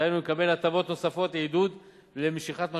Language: Hebrew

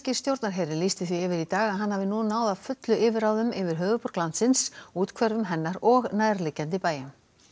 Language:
Icelandic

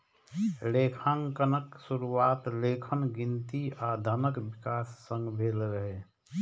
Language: Maithili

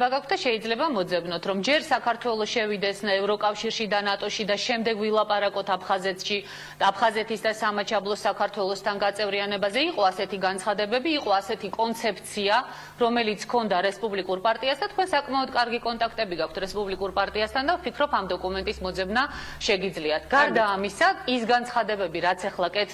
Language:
Hebrew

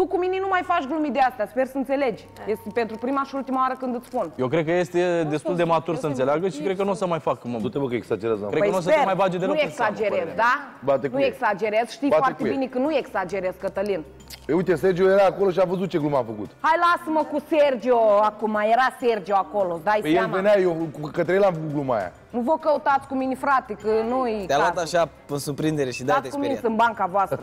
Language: Romanian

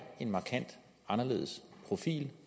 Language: Danish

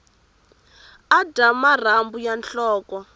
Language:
Tsonga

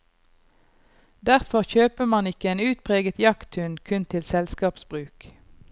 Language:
Norwegian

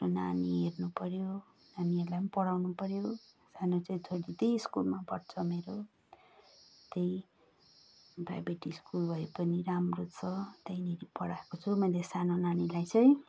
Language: Nepali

